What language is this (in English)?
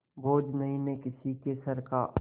Hindi